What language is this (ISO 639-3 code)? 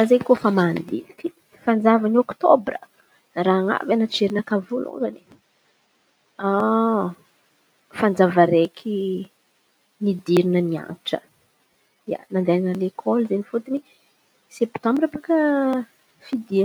xmv